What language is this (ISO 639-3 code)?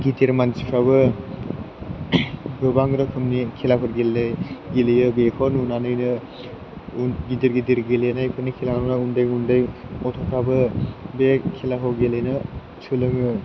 brx